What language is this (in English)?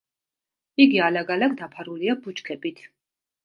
Georgian